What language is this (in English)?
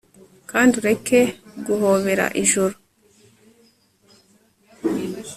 Kinyarwanda